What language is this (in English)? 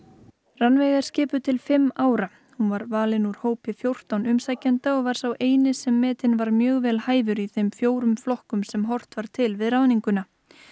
Icelandic